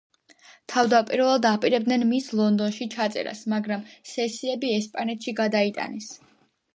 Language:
Georgian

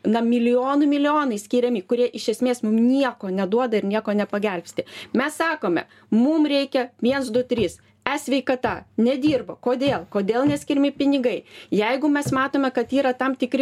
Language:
Lithuanian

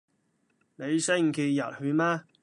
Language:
Cantonese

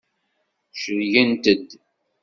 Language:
Kabyle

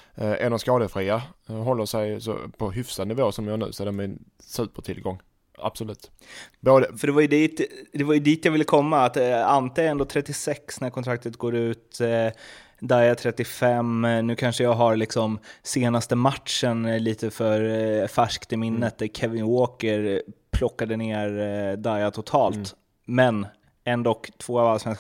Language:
Swedish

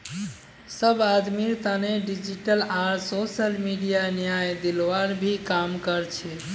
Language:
Magahi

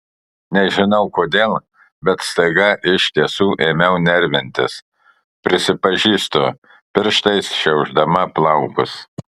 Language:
Lithuanian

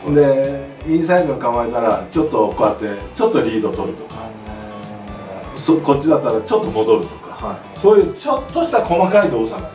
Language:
Japanese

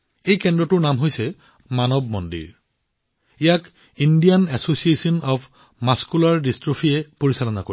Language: Assamese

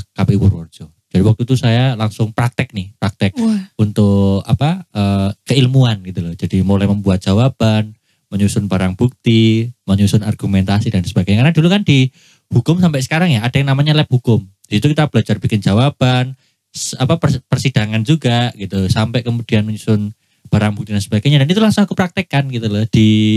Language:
Indonesian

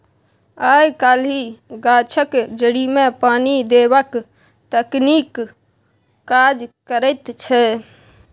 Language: Maithili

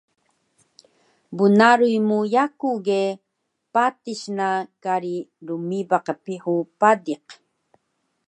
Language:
Taroko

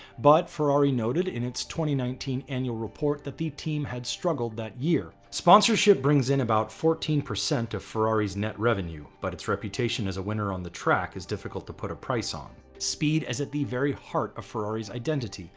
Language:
English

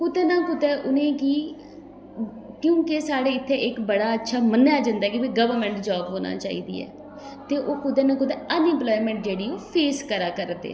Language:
Dogri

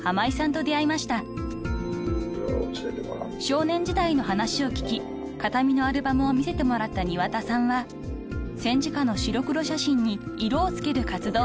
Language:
Japanese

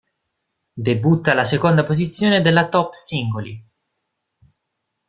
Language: Italian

